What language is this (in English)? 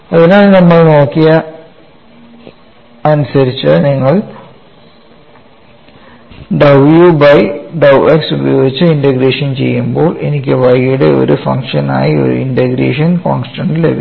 Malayalam